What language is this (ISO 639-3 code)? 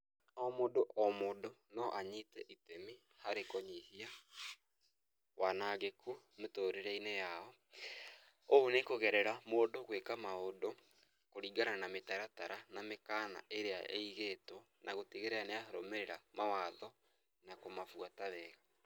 kik